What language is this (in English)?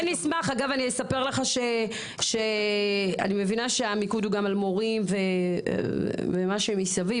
Hebrew